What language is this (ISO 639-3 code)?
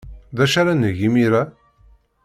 kab